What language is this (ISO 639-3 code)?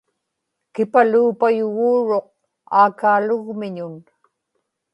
ipk